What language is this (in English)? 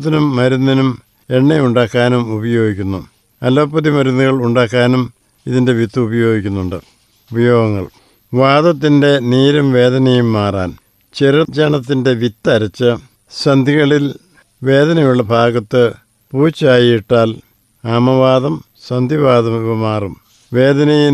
Malayalam